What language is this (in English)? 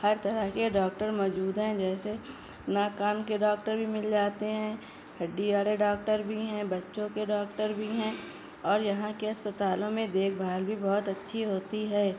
Urdu